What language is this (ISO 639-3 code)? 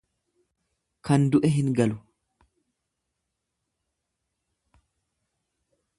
orm